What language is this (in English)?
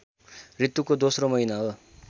Nepali